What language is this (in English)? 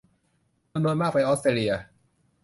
Thai